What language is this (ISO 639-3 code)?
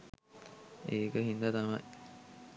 sin